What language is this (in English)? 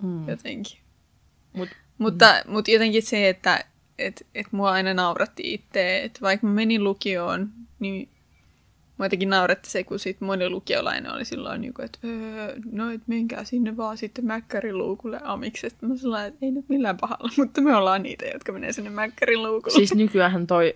Finnish